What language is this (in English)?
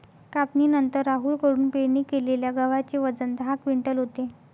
Marathi